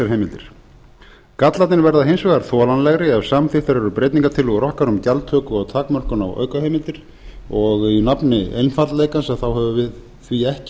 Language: Icelandic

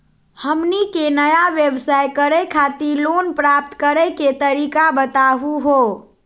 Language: Magahi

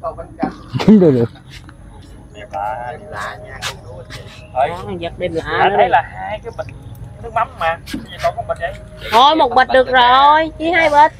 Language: Vietnamese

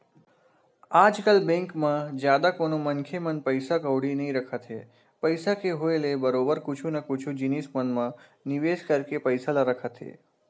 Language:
Chhattisgarhi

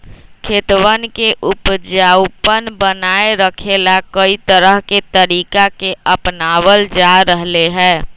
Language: Magahi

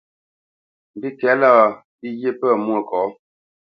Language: Bamenyam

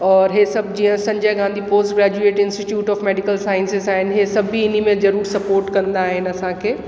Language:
Sindhi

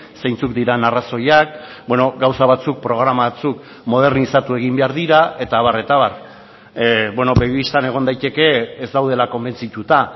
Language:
Basque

